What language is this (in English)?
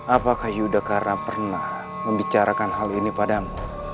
Indonesian